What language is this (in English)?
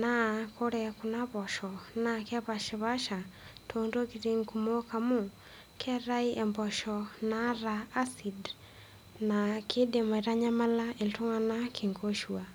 Masai